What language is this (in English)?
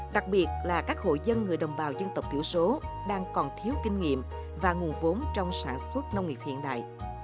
Vietnamese